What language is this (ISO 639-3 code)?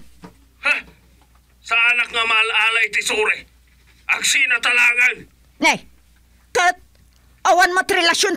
fil